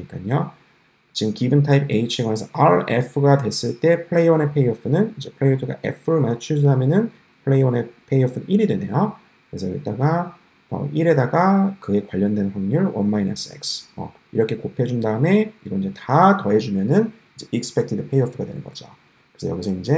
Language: Korean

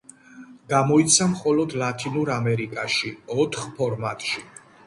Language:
Georgian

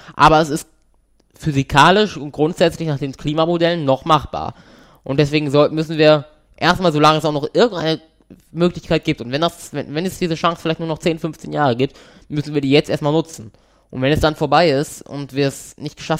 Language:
German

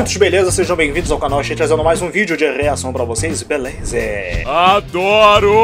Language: Portuguese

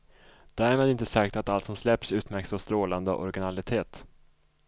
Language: Swedish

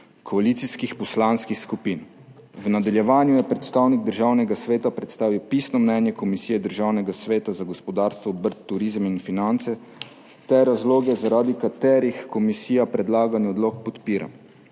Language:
Slovenian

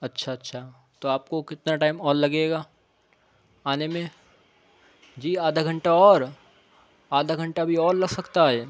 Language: Urdu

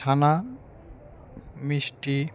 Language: Bangla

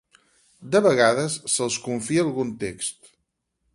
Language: Catalan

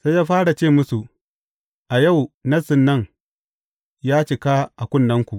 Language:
Hausa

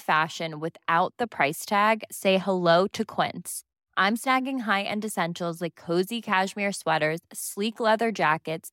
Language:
Swedish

